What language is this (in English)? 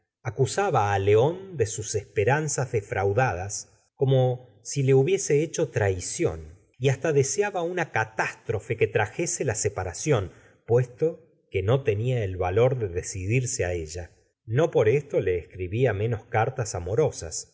Spanish